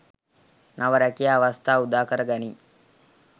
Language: Sinhala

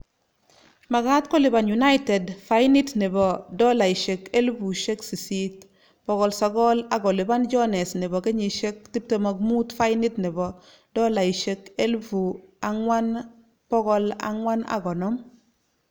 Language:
Kalenjin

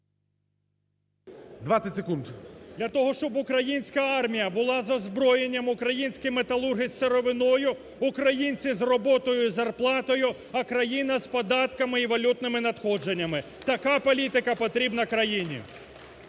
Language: Ukrainian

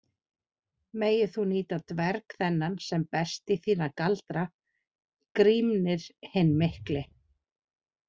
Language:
Icelandic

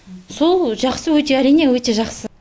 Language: Kazakh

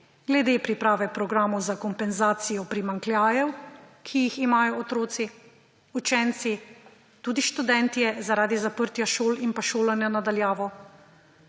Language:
Slovenian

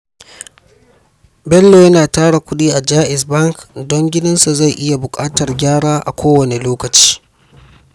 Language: Hausa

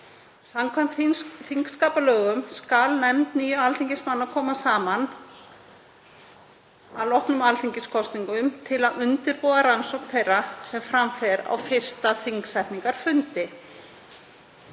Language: Icelandic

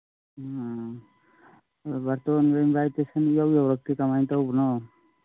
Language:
Manipuri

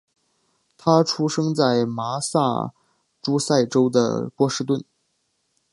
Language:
Chinese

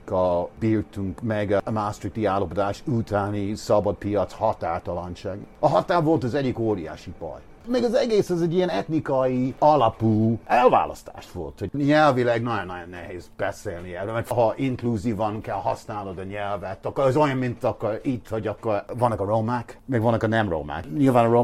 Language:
Hungarian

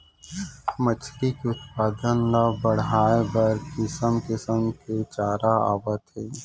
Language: Chhattisgarhi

